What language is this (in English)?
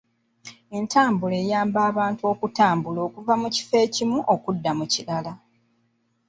Ganda